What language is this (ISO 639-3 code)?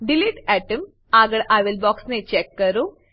guj